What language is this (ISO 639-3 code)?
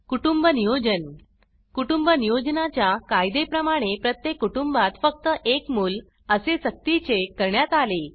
mar